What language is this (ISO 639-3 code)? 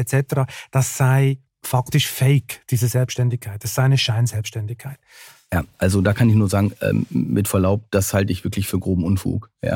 deu